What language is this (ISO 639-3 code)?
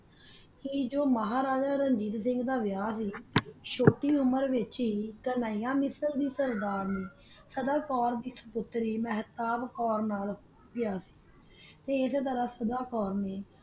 pan